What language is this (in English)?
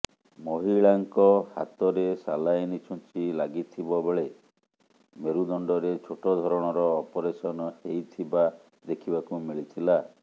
Odia